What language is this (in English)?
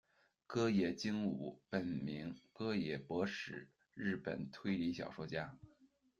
Chinese